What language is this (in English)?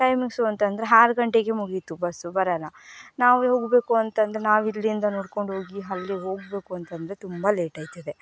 Kannada